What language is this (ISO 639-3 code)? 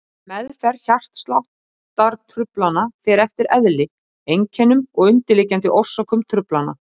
isl